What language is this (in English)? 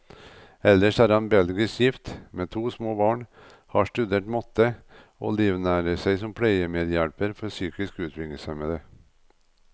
Norwegian